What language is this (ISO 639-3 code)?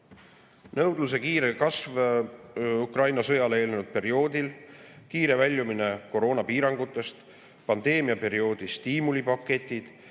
est